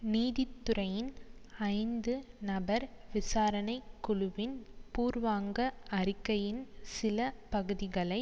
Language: Tamil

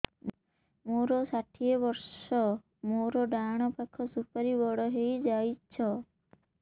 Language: Odia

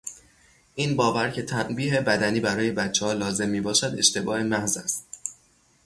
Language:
Persian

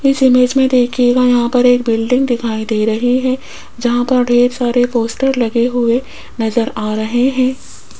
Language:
Hindi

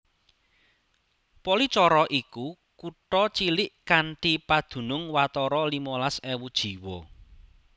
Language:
Javanese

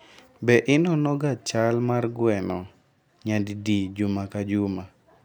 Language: Luo (Kenya and Tanzania)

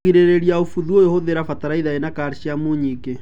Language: Kikuyu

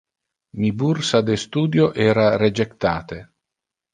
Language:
Interlingua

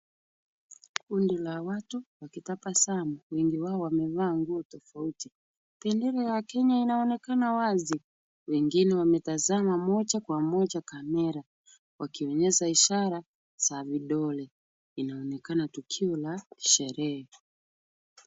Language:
Swahili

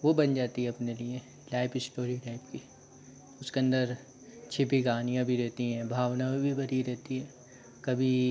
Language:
Hindi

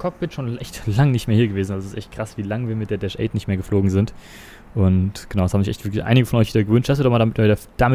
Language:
German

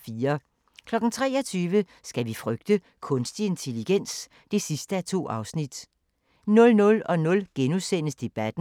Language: Danish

